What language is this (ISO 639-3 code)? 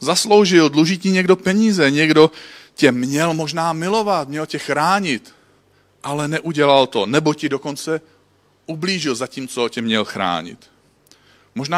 ces